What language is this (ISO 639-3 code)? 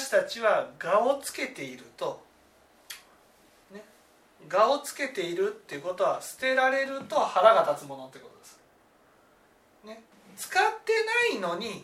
jpn